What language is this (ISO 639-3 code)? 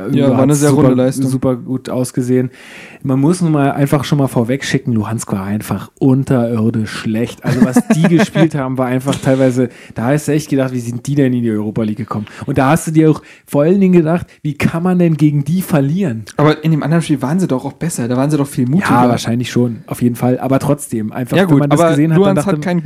deu